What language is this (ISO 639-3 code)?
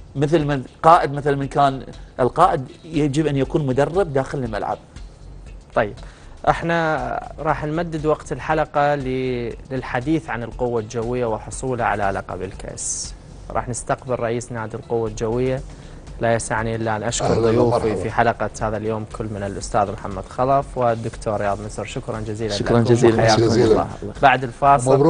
ara